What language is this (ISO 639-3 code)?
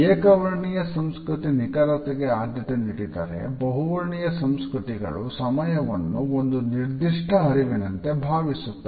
kan